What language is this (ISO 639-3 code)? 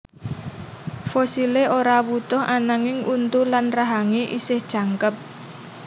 jav